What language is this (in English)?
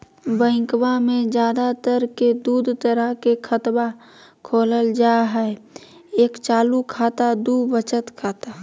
Magahi